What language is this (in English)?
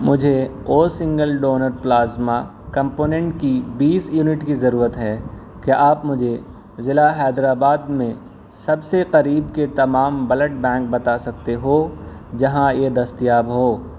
Urdu